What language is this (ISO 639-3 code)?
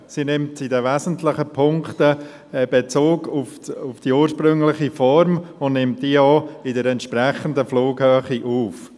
gsw